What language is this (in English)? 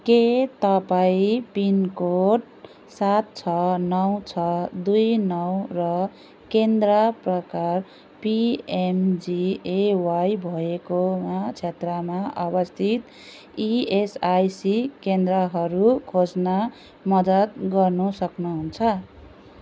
Nepali